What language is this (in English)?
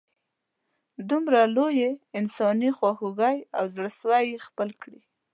Pashto